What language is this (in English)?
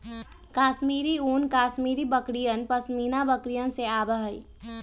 Magahi